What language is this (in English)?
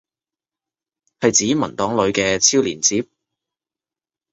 Cantonese